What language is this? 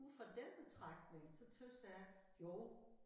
Danish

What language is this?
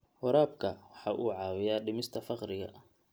Somali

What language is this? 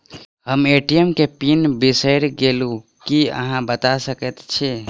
Maithili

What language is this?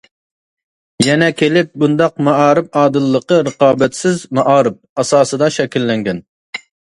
Uyghur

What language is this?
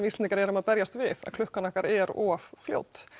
Icelandic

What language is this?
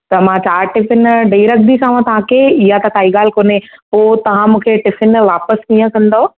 Sindhi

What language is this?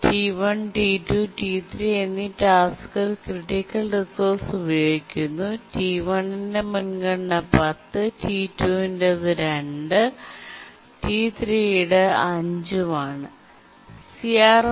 Malayalam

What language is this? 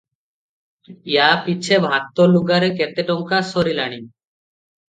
Odia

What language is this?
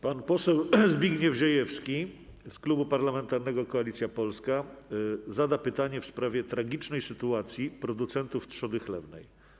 Polish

